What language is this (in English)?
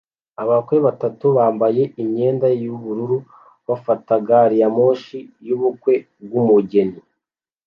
Kinyarwanda